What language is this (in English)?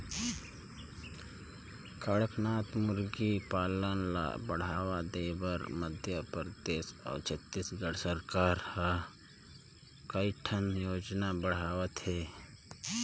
Chhattisgarhi